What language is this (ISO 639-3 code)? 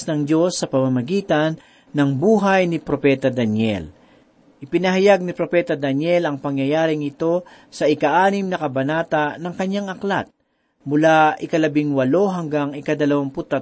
fil